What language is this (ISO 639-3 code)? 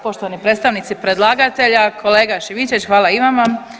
hrv